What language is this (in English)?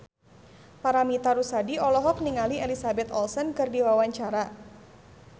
Sundanese